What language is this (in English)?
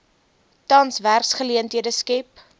Afrikaans